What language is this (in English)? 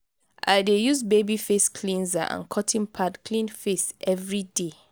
Nigerian Pidgin